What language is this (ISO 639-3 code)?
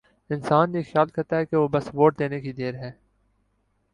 urd